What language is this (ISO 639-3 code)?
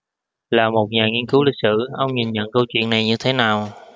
vie